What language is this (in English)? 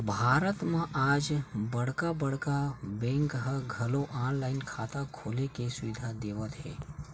Chhattisgarhi